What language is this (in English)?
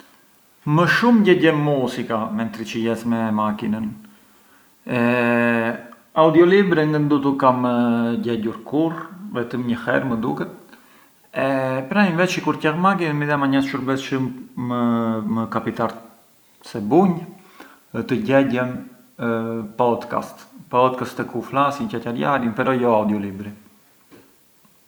Arbëreshë Albanian